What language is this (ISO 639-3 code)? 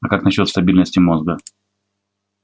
rus